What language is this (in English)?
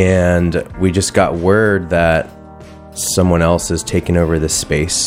English